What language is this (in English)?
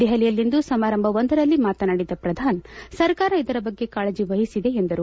Kannada